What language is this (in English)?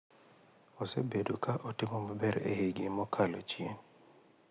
Luo (Kenya and Tanzania)